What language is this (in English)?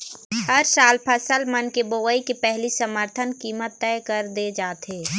Chhattisgarhi